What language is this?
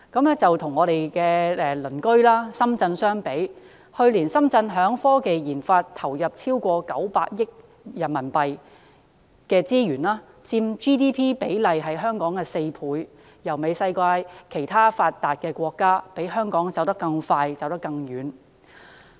Cantonese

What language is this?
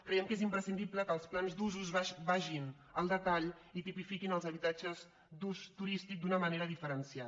Catalan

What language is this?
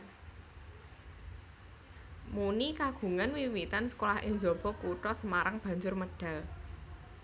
Javanese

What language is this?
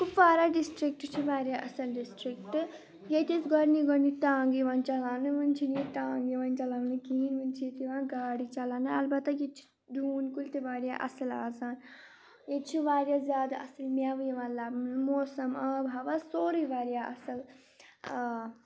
Kashmiri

